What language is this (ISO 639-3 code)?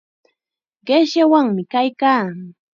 qxa